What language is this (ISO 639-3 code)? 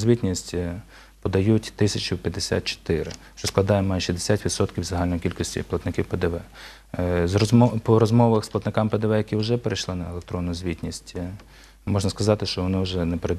ukr